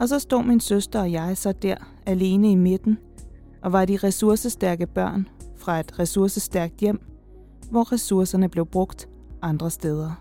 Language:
Danish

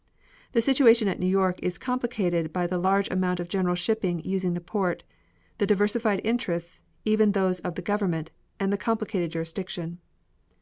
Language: English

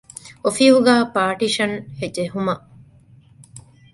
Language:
Divehi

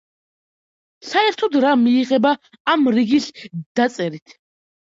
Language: Georgian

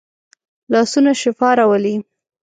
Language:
Pashto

